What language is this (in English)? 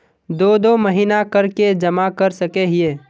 Magahi